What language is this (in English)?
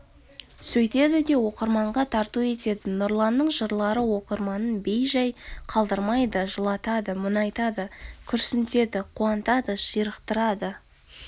Kazakh